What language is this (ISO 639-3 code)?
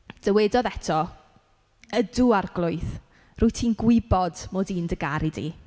cym